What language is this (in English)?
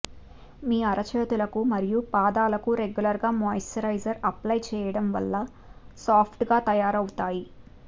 Telugu